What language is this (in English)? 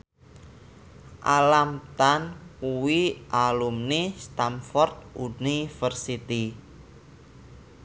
Javanese